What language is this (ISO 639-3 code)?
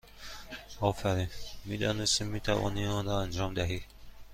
fas